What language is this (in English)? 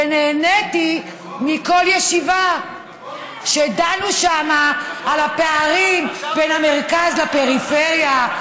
Hebrew